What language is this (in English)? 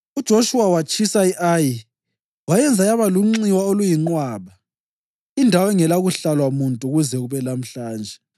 North Ndebele